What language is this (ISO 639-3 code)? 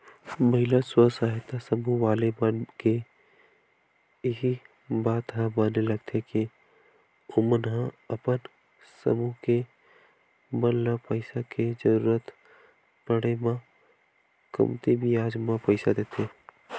hne